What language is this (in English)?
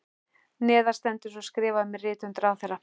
Icelandic